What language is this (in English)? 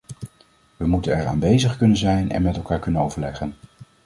Dutch